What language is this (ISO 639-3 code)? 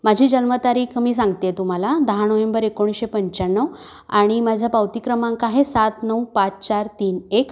mar